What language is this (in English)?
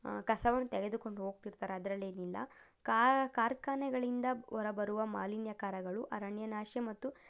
Kannada